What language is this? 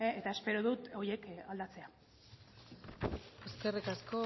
Basque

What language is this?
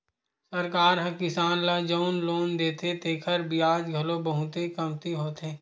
Chhattisgarhi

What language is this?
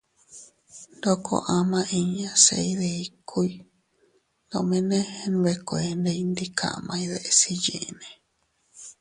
Teutila Cuicatec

